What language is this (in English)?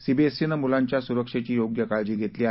Marathi